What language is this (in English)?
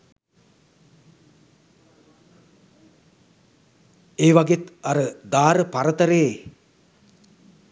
Sinhala